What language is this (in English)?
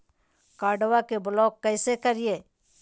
Magahi